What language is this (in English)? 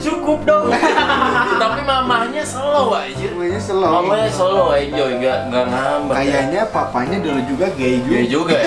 Indonesian